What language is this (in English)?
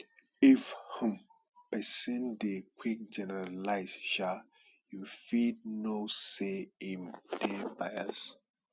Nigerian Pidgin